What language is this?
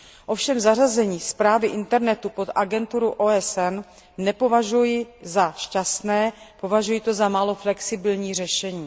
Czech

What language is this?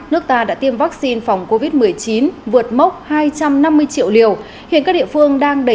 Vietnamese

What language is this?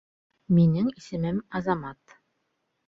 Bashkir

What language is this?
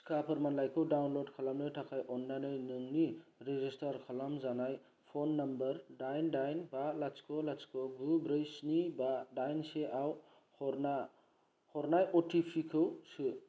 Bodo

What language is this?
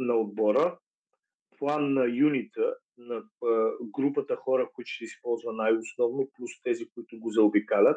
Bulgarian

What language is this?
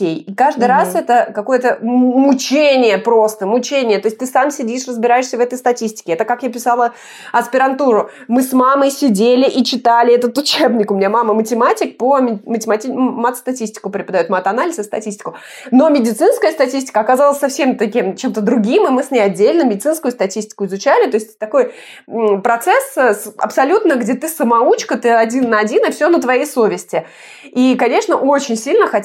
Russian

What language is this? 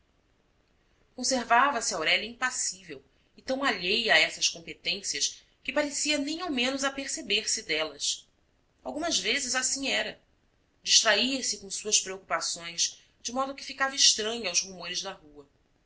Portuguese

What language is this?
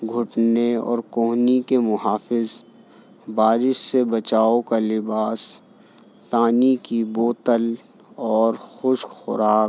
Urdu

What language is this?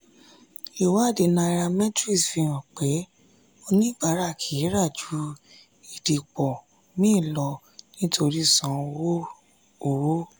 Yoruba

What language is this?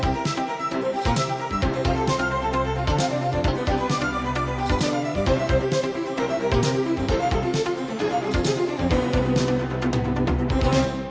Vietnamese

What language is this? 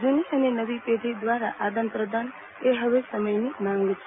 Gujarati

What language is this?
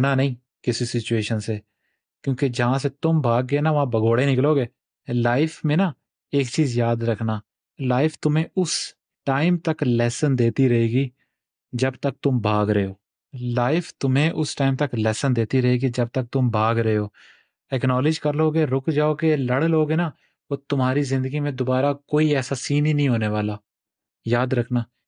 Urdu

